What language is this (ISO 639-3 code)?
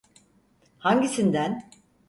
tur